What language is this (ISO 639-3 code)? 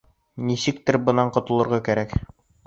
bak